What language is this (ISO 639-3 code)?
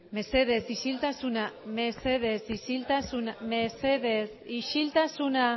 eus